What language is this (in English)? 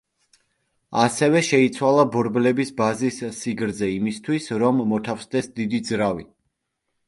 Georgian